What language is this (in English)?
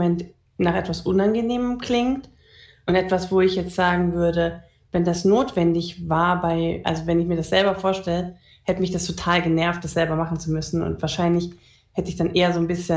German